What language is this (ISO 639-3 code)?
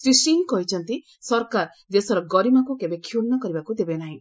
ori